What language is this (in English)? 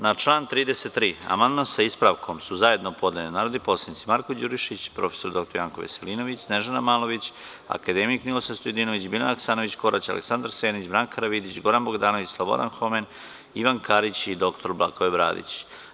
Serbian